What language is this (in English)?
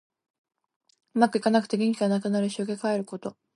Japanese